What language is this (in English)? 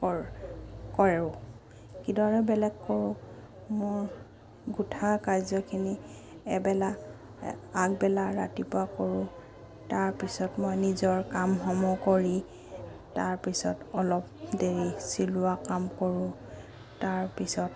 Assamese